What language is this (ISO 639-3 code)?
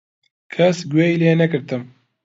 ckb